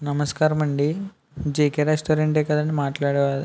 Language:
Telugu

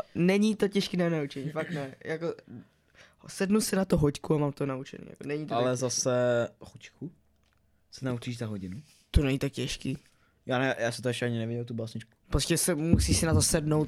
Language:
Czech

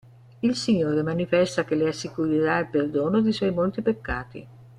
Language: Italian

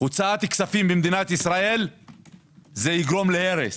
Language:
Hebrew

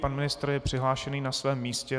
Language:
Czech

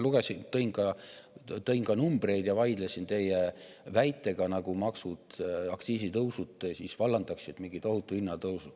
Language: Estonian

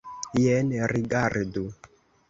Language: Esperanto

